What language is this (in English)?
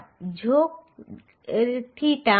Gujarati